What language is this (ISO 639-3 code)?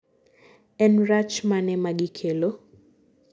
luo